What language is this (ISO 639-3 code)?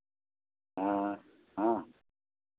hin